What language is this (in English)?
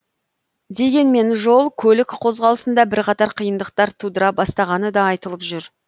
Kazakh